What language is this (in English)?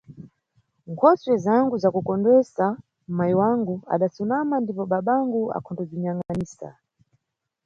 Nyungwe